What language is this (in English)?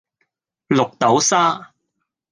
Cantonese